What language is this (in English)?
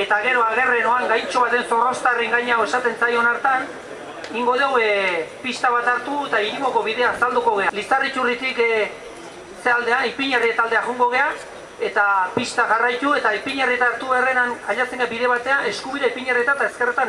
Greek